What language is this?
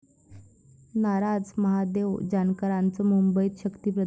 Marathi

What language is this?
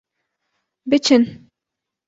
Kurdish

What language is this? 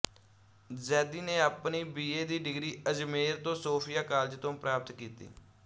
Punjabi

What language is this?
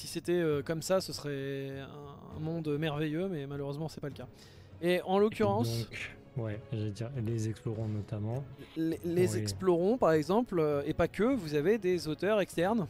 French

